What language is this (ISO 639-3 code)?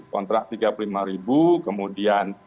ind